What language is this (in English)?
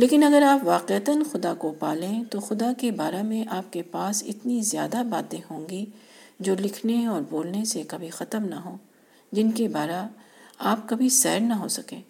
Urdu